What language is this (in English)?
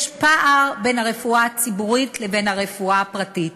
Hebrew